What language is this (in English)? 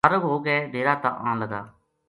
Gujari